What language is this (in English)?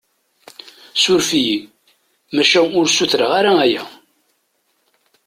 Kabyle